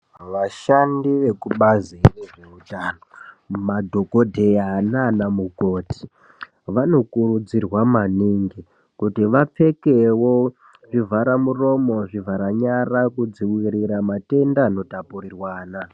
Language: Ndau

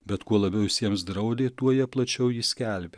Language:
Lithuanian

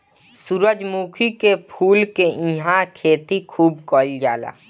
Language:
Bhojpuri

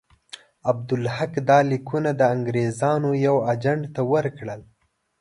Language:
Pashto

